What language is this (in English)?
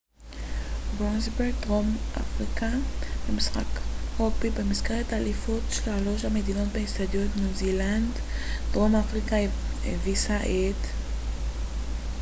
Hebrew